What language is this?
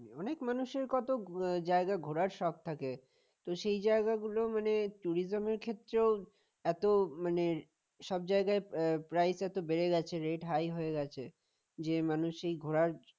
Bangla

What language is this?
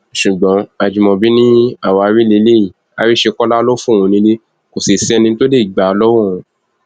Yoruba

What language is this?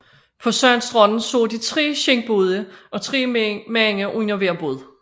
Danish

